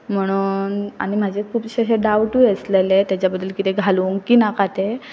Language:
Konkani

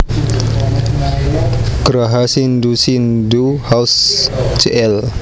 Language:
Javanese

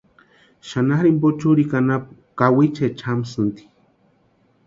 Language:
Western Highland Purepecha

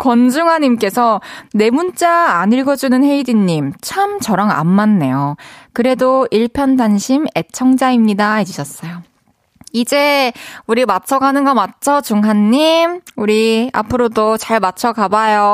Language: Korean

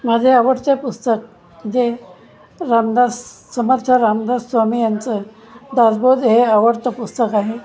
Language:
Marathi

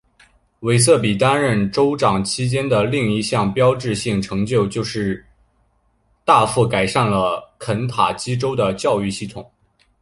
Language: Chinese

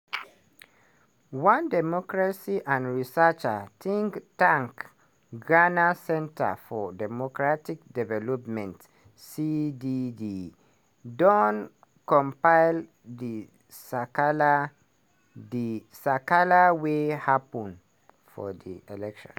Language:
Nigerian Pidgin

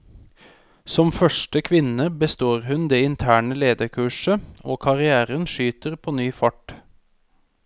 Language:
Norwegian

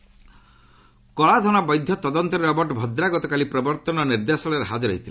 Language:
Odia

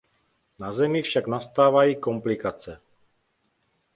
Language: Czech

